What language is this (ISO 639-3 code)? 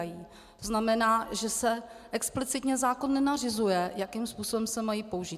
ces